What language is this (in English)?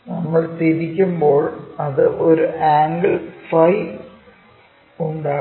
Malayalam